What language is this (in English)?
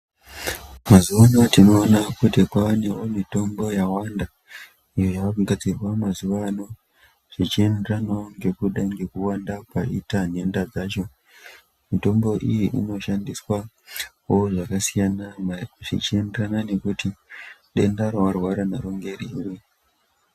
Ndau